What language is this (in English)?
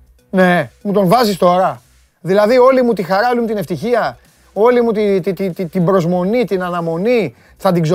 Greek